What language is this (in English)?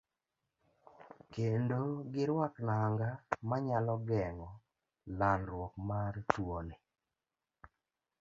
Luo (Kenya and Tanzania)